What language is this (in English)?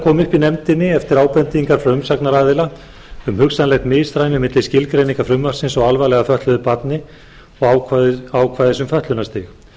Icelandic